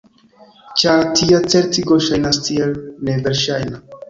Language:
Esperanto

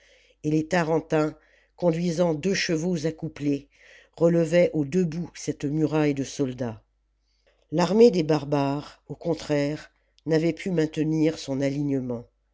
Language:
French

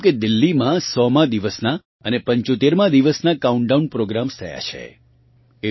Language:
Gujarati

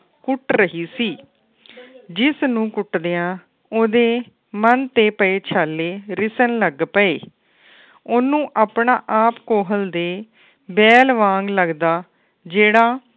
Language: Punjabi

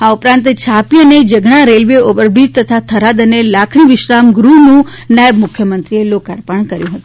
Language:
Gujarati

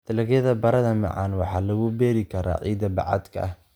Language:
Somali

